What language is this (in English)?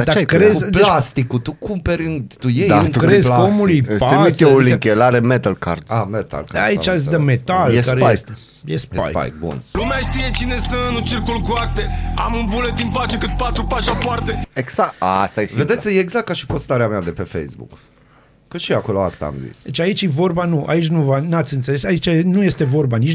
Romanian